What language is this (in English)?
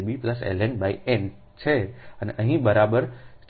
Gujarati